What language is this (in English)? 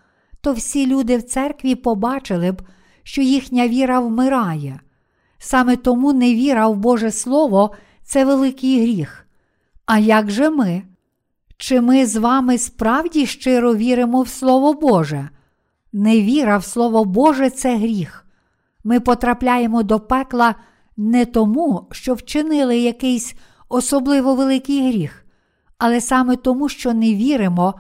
Ukrainian